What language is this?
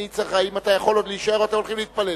Hebrew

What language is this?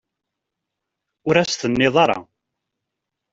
Kabyle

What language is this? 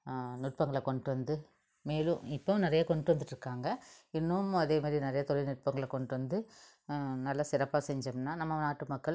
Tamil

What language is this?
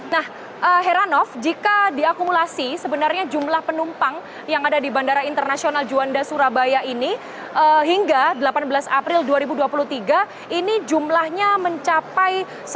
Indonesian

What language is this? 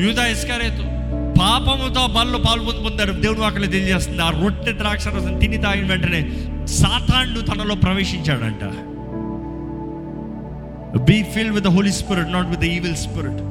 Telugu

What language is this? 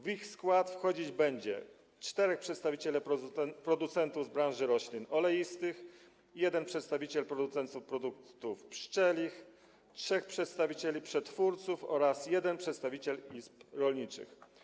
Polish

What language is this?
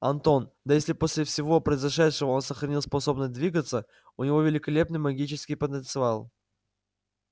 Russian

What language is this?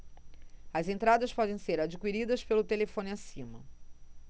Portuguese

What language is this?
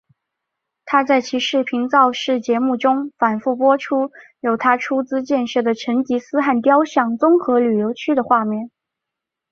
Chinese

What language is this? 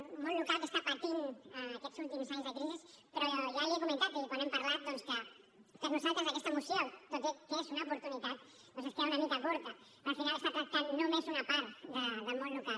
Catalan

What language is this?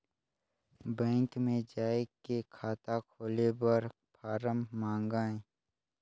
Chhattisgarhi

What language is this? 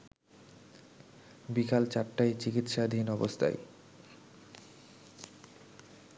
Bangla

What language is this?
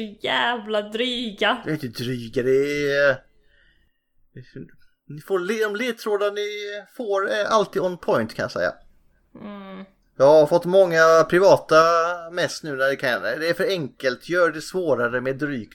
Swedish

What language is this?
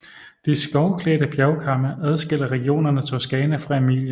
Danish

